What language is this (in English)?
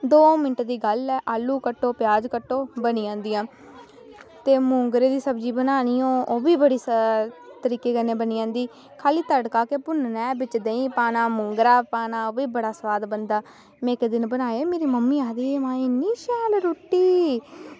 Dogri